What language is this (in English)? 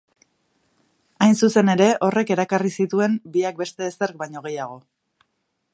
Basque